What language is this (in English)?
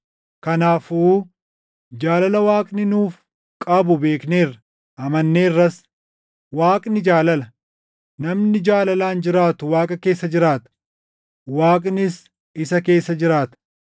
Oromo